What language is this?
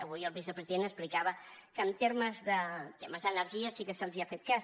Catalan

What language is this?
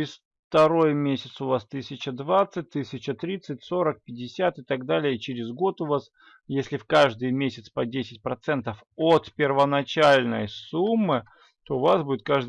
Russian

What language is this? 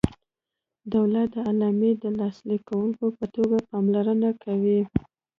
Pashto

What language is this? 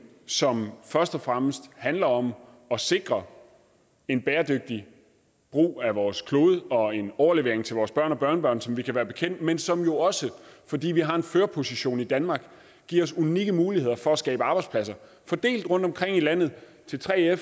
Danish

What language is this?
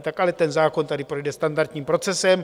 Czech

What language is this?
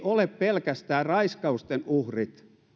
Finnish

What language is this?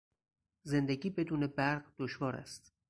Persian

